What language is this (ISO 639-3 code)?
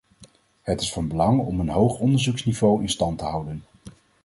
nld